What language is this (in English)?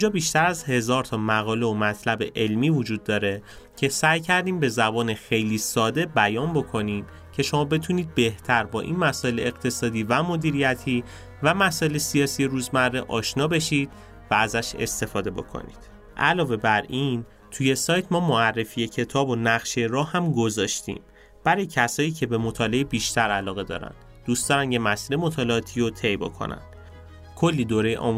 Persian